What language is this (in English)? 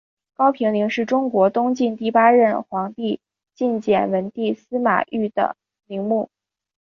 Chinese